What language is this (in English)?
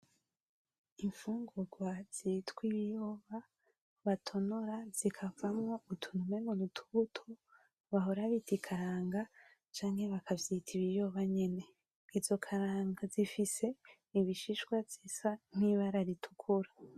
Rundi